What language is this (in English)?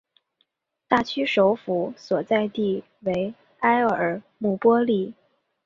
Chinese